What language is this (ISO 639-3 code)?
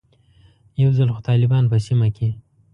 pus